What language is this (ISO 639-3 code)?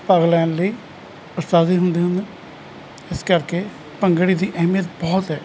pan